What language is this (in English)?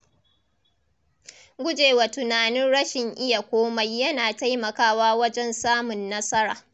Hausa